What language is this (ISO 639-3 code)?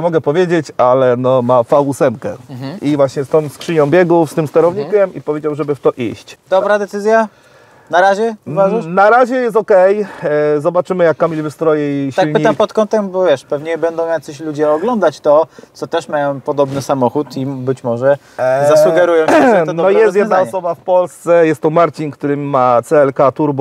pol